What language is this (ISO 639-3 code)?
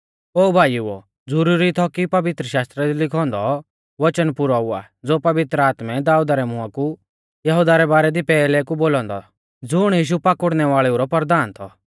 bfz